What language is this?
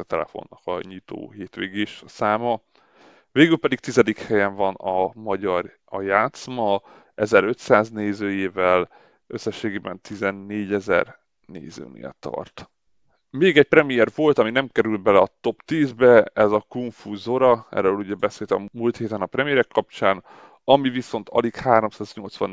Hungarian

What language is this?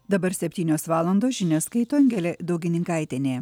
Lithuanian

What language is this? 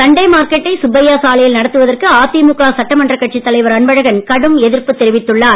Tamil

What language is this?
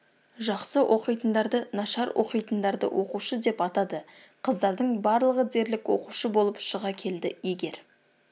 Kazakh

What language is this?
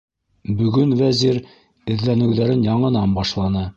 Bashkir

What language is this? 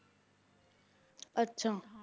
Punjabi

